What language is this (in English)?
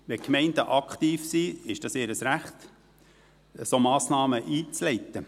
Swiss German